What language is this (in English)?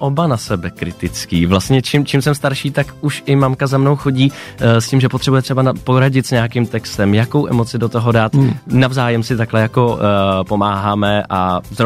Czech